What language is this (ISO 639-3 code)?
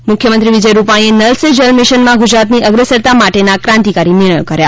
guj